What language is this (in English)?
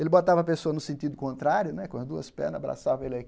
Portuguese